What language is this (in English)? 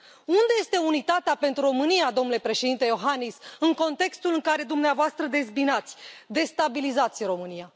Romanian